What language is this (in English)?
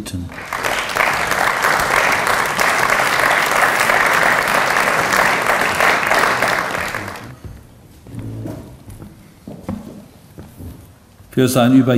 German